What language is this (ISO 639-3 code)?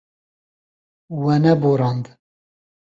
kur